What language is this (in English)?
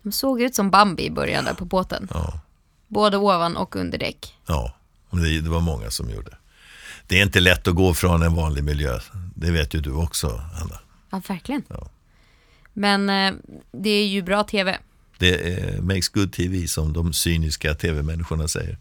Swedish